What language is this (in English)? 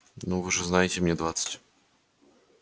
Russian